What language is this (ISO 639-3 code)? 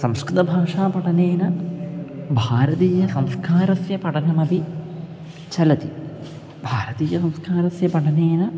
san